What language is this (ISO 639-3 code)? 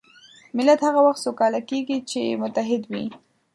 pus